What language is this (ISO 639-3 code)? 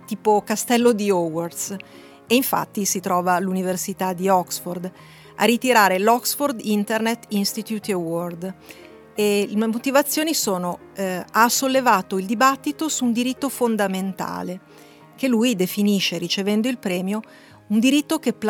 ita